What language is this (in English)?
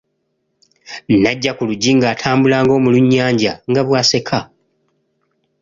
Ganda